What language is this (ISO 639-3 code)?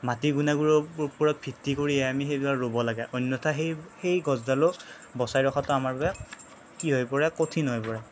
asm